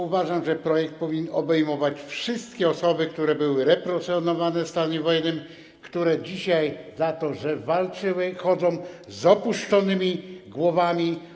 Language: Polish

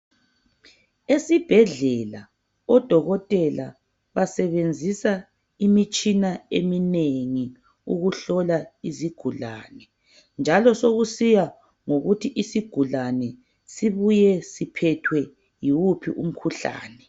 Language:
North Ndebele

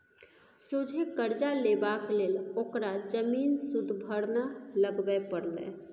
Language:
Maithili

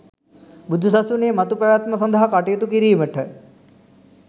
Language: Sinhala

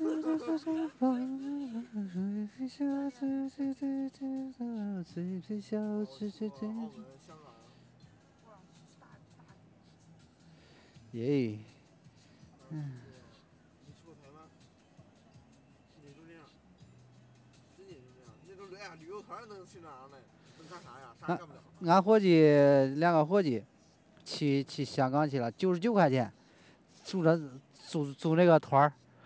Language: Chinese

